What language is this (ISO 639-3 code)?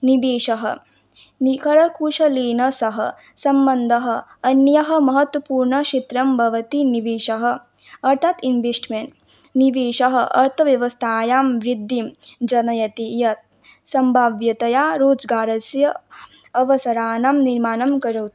san